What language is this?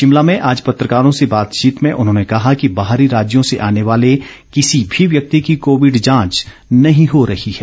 Hindi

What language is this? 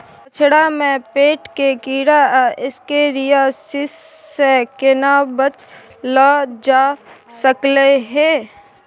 Maithili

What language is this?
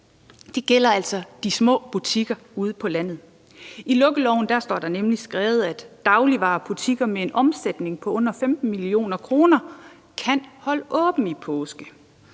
Danish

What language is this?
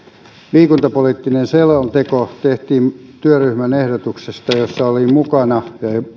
Finnish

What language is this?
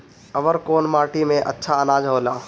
Bhojpuri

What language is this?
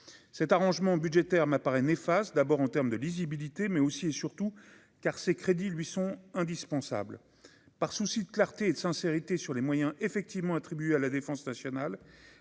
French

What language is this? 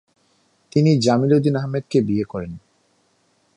Bangla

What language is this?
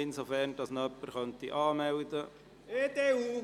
Swiss German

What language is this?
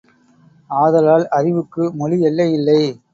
Tamil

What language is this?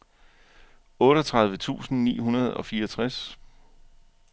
Danish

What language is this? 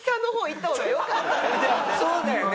Japanese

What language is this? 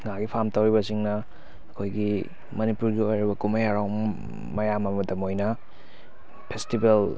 Manipuri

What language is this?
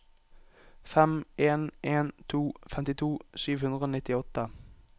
Norwegian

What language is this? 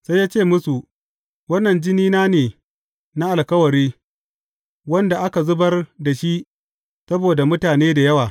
Hausa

